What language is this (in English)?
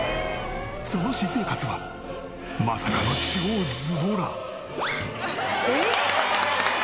Japanese